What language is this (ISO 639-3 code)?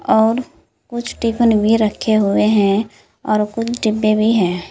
hin